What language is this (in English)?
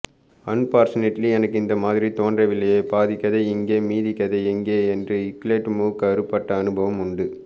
Tamil